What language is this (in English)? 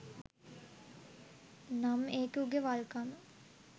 Sinhala